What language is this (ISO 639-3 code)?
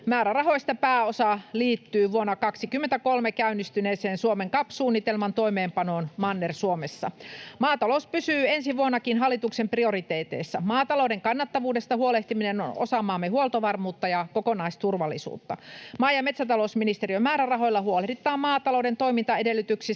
fin